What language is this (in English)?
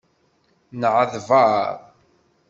Kabyle